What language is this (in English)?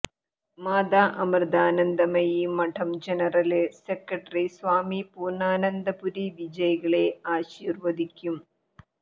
Malayalam